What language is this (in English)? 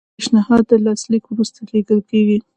Pashto